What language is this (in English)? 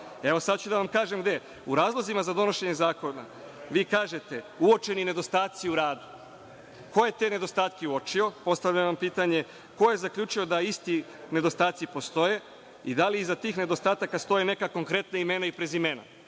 Serbian